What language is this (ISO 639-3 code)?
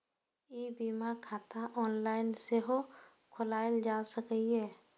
mai